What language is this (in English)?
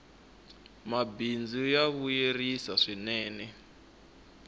Tsonga